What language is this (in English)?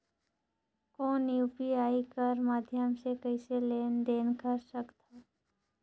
Chhattisgarhi